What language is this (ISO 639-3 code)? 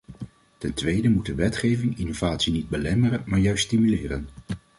nld